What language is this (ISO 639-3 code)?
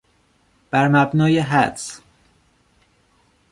fas